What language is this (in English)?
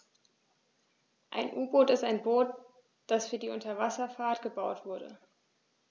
German